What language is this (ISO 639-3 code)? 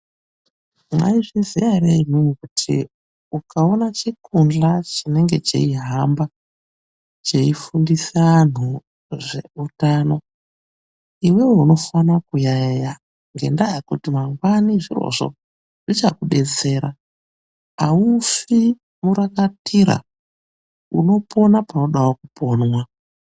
ndc